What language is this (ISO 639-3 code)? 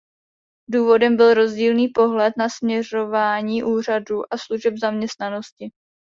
ces